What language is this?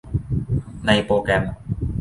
Thai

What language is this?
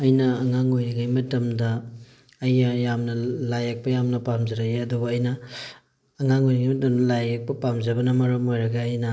Manipuri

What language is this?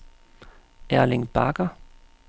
Danish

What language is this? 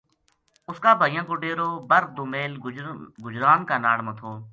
Gujari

